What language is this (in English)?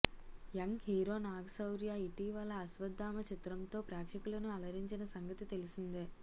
Telugu